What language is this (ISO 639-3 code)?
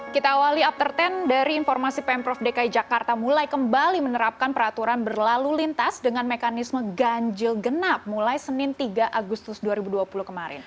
ind